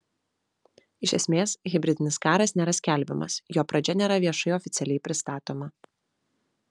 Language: Lithuanian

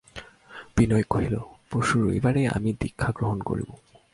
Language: Bangla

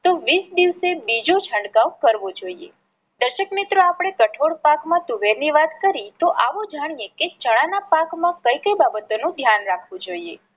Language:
Gujarati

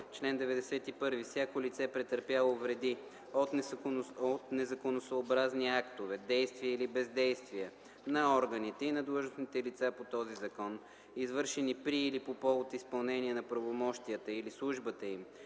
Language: Bulgarian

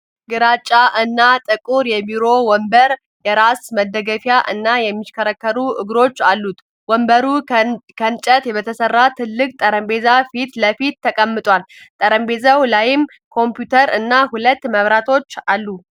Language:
Amharic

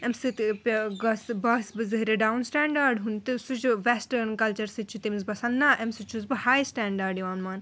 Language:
Kashmiri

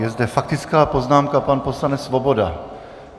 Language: Czech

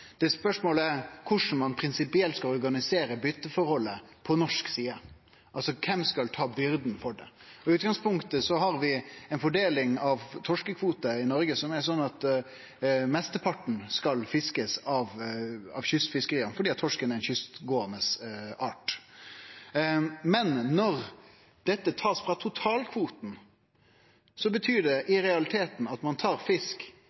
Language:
Norwegian Nynorsk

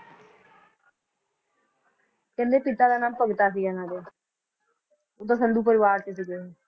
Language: Punjabi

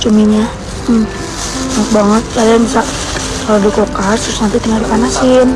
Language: Indonesian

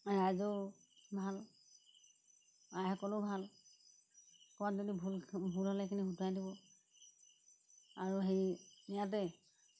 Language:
Assamese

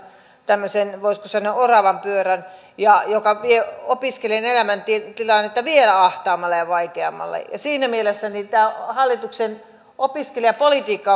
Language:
Finnish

